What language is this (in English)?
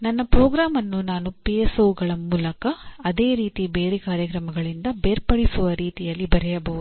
Kannada